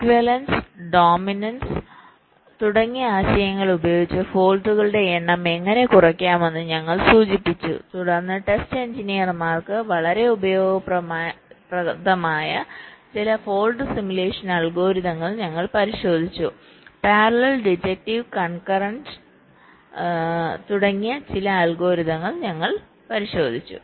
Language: Malayalam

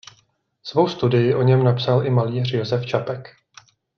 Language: Czech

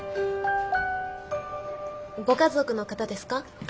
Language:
Japanese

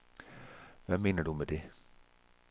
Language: Danish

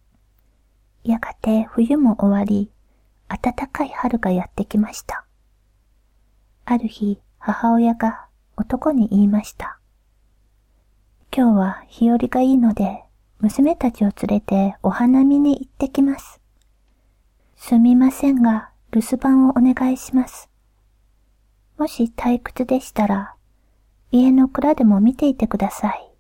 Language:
Japanese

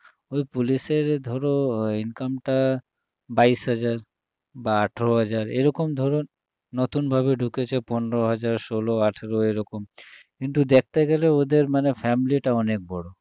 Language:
Bangla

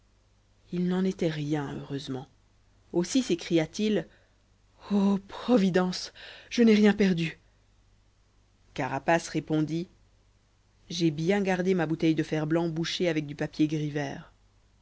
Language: French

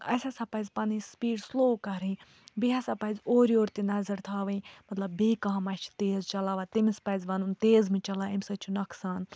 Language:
Kashmiri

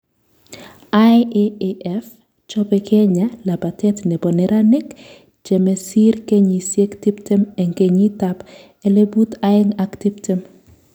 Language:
Kalenjin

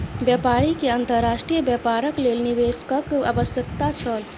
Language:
Maithili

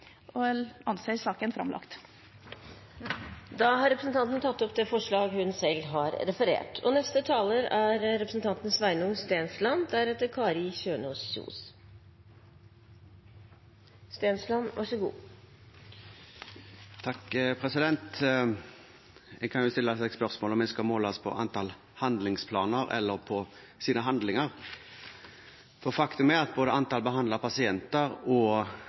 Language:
Norwegian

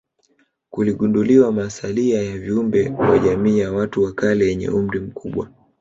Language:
Swahili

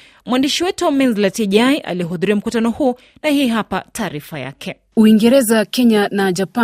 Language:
Swahili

